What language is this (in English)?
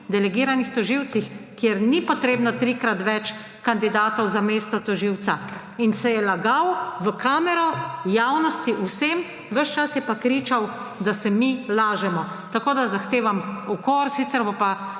Slovenian